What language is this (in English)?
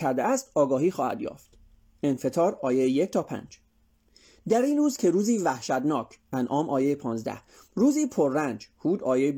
Persian